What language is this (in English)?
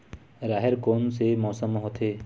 Chhattisgarhi